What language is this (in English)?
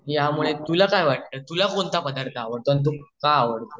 Marathi